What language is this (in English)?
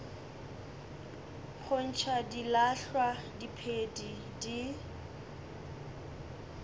Northern Sotho